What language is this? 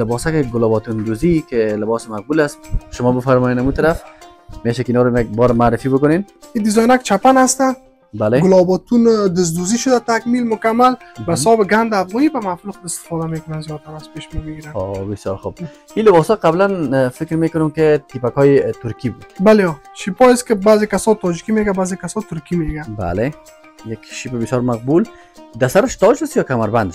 Persian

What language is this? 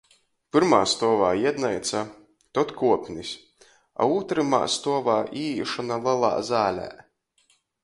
Latgalian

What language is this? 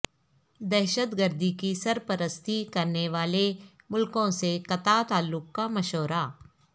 Urdu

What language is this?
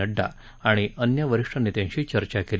Marathi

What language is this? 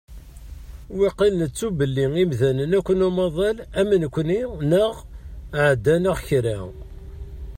Kabyle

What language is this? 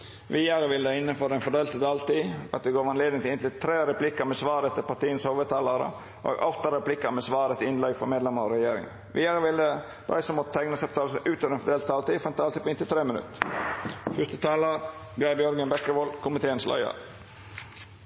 Norwegian Nynorsk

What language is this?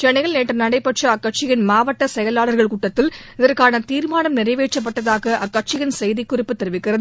Tamil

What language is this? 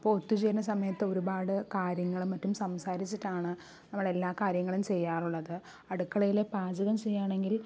Malayalam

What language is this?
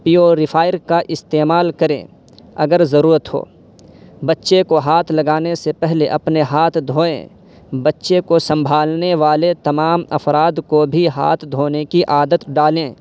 Urdu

